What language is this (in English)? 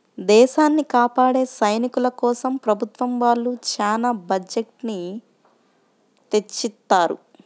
Telugu